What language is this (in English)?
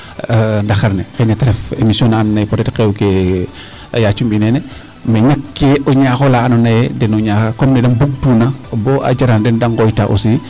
Serer